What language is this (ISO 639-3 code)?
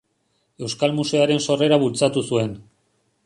eus